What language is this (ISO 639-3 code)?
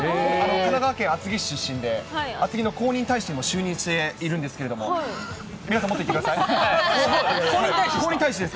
jpn